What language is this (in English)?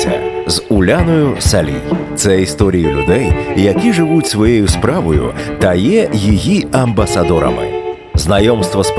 Ukrainian